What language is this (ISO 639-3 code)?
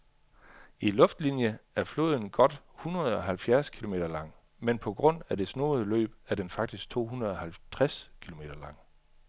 dan